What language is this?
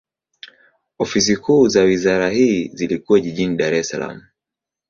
Swahili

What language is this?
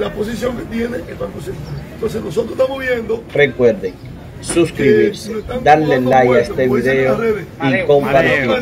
Spanish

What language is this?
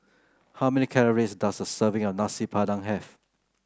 English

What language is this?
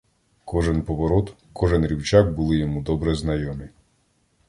Ukrainian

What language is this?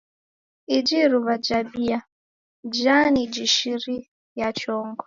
Taita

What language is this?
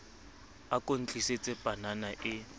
Southern Sotho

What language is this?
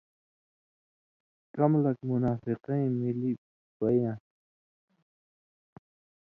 Indus Kohistani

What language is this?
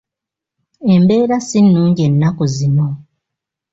Ganda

